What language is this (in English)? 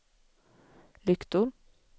Swedish